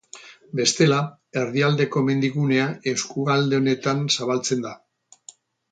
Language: Basque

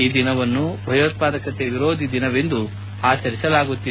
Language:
Kannada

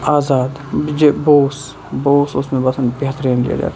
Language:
Kashmiri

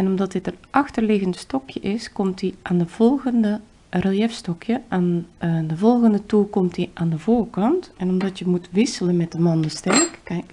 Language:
Dutch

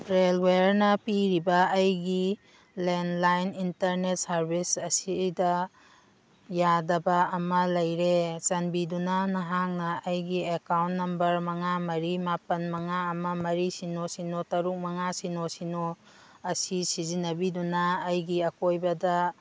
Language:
Manipuri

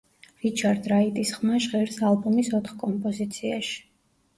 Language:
Georgian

